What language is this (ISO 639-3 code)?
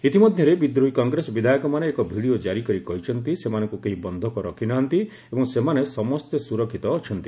ori